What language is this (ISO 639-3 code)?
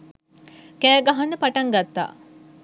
sin